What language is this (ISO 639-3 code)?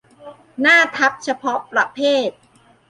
tha